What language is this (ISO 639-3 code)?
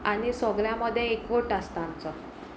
kok